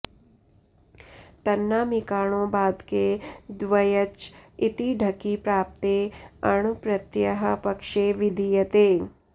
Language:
Sanskrit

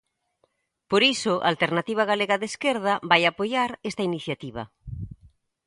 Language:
Galician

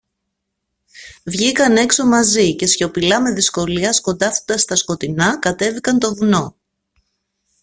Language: Greek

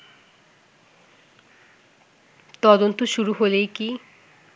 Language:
Bangla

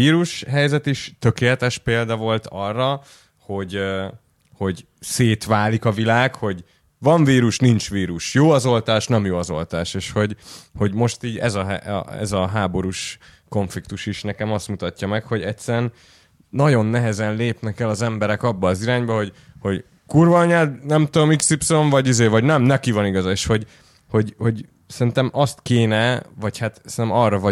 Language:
Hungarian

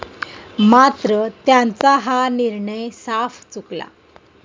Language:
Marathi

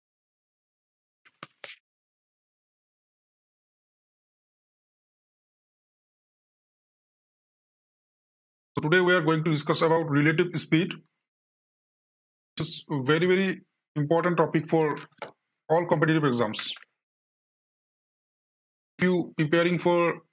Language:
Assamese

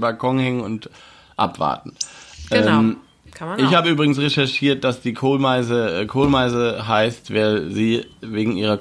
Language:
German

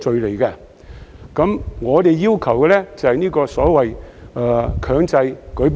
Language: Cantonese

